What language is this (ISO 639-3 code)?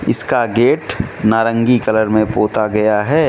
hin